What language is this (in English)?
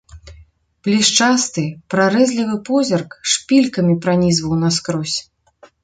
Belarusian